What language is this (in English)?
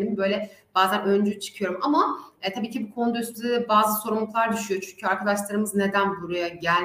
Turkish